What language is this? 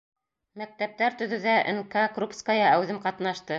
Bashkir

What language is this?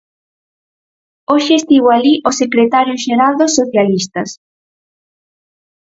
Galician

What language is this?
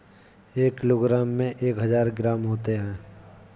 Hindi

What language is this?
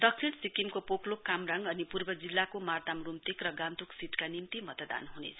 Nepali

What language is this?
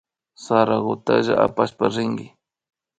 Imbabura Highland Quichua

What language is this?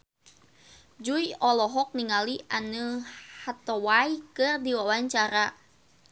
Sundanese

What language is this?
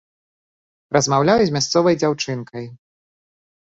Belarusian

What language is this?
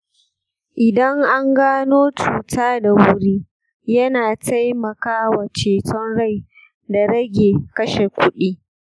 Hausa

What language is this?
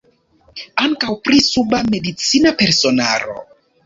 Esperanto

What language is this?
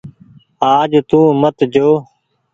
Goaria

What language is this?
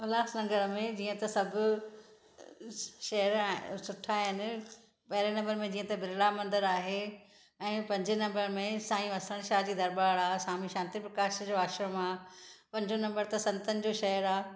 Sindhi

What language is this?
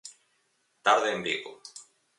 Galician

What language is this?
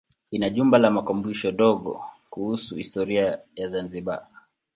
Swahili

